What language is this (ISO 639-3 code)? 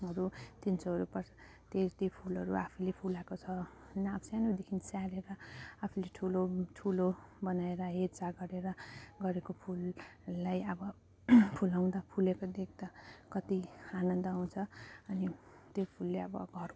nep